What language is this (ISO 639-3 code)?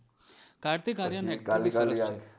guj